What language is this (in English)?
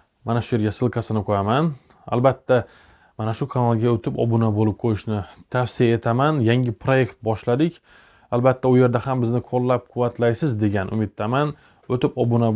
Turkish